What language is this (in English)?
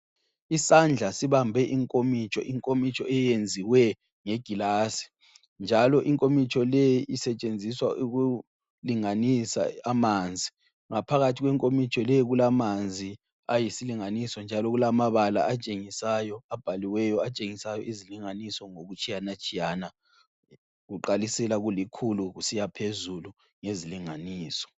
North Ndebele